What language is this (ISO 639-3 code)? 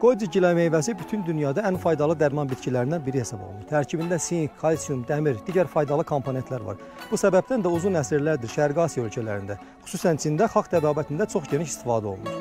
tur